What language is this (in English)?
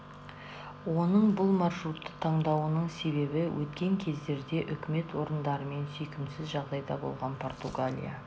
Kazakh